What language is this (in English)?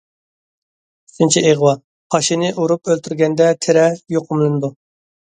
Uyghur